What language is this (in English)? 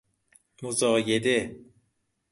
Persian